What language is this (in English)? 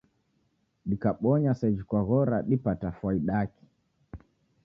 Taita